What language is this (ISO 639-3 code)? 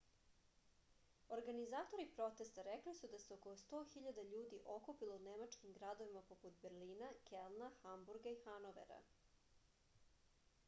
srp